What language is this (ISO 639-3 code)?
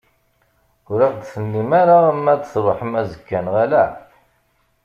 kab